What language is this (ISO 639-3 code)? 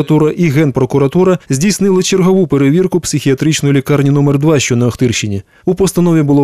ukr